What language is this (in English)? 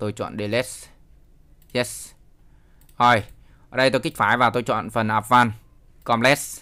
Vietnamese